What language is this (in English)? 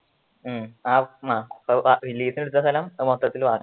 Malayalam